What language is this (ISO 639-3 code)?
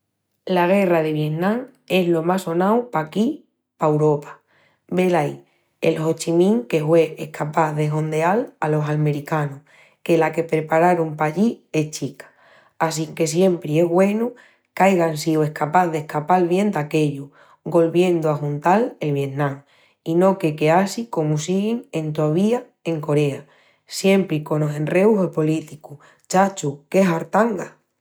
ext